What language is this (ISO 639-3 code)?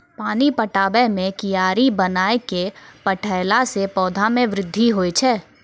mai